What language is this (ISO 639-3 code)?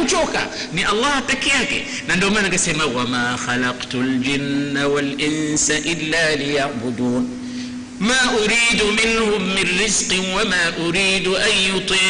swa